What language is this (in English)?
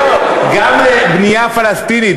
Hebrew